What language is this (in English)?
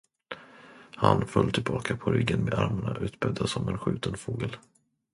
Swedish